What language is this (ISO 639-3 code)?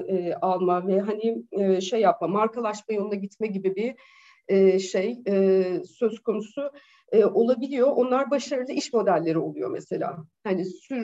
tur